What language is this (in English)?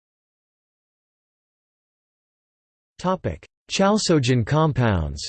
English